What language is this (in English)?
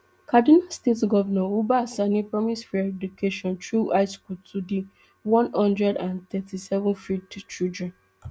Nigerian Pidgin